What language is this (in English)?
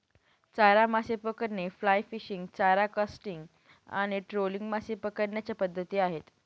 Marathi